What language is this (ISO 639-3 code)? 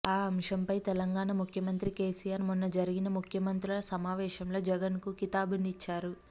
tel